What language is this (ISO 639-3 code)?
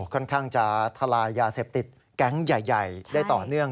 tha